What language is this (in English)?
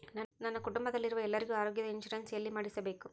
Kannada